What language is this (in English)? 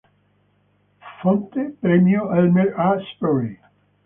Italian